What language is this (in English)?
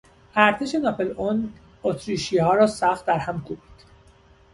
Persian